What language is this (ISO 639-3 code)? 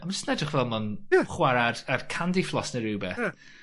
cym